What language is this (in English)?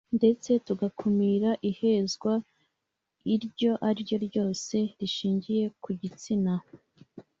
Kinyarwanda